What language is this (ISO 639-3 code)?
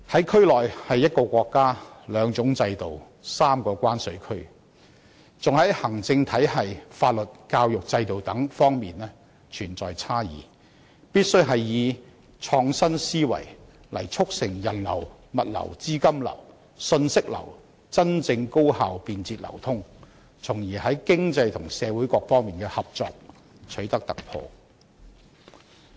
yue